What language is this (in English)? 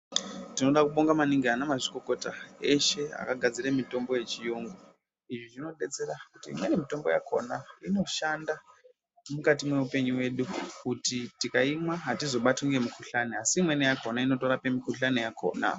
Ndau